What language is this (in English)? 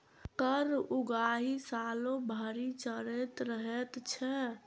Maithili